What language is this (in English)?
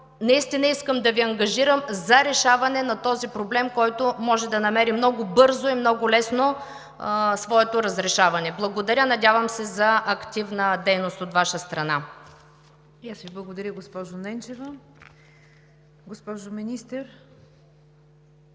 Bulgarian